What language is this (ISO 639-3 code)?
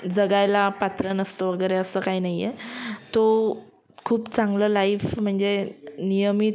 mar